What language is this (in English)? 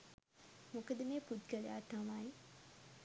Sinhala